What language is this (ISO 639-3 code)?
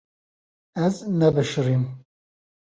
kur